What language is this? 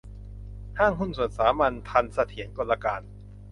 Thai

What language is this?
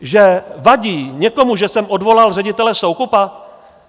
Czech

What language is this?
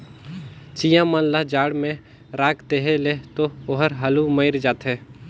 Chhattisgarhi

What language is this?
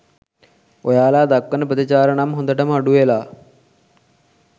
Sinhala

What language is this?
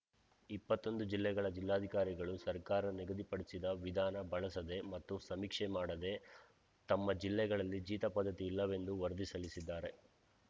Kannada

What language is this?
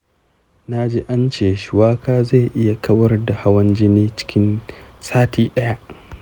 Hausa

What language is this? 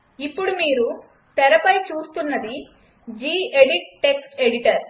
Telugu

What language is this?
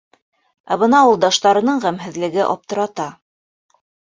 Bashkir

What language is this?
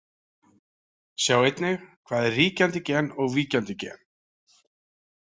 Icelandic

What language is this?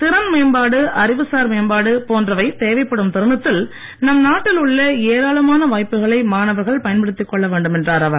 Tamil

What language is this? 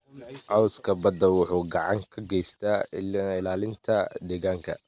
Somali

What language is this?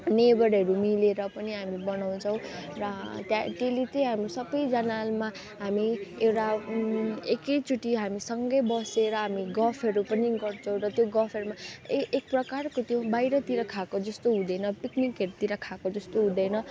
Nepali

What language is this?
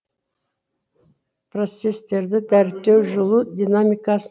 Kazakh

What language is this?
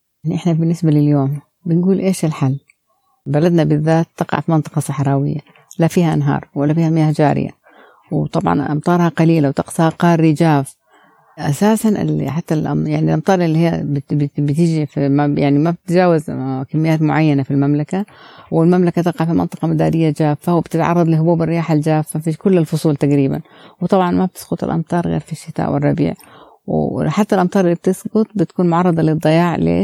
Arabic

